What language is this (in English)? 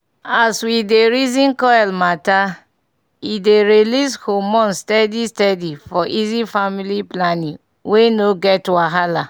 Nigerian Pidgin